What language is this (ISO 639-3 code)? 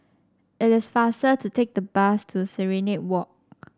eng